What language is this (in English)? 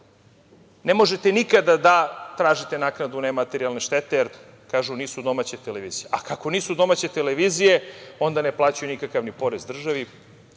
Serbian